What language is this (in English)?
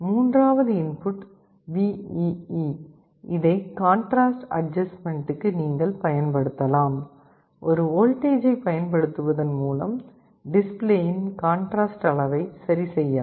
Tamil